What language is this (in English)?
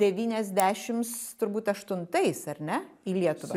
Lithuanian